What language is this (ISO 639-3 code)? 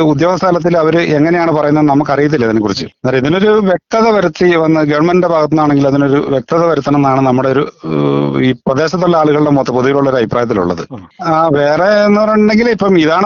mal